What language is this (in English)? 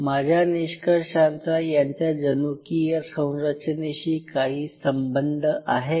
Marathi